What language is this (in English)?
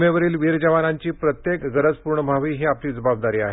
Marathi